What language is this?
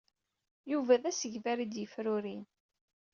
Kabyle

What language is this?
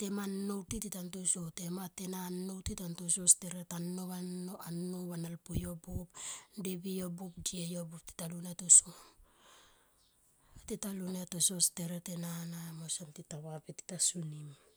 Tomoip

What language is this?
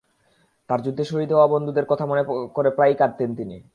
Bangla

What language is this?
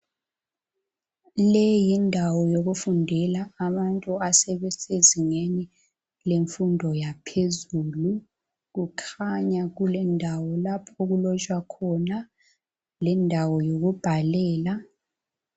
North Ndebele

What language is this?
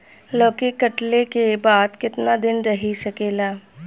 Bhojpuri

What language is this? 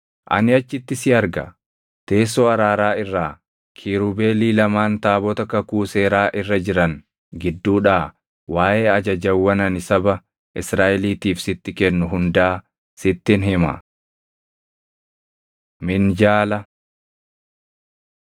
Oromo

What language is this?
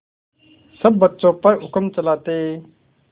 Hindi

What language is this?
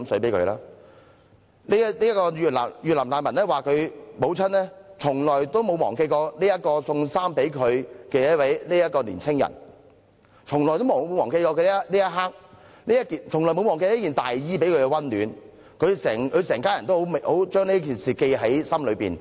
Cantonese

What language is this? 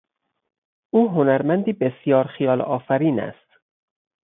Persian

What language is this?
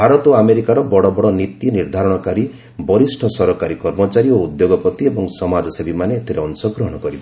Odia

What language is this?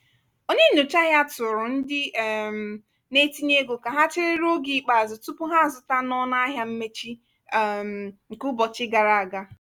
Igbo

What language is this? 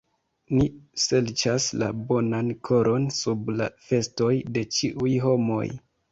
Esperanto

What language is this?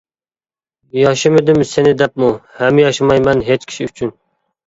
Uyghur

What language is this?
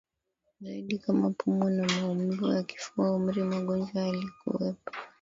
Swahili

